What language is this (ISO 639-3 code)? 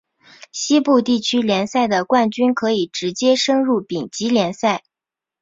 zho